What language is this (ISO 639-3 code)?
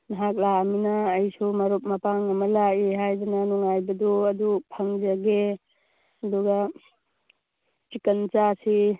mni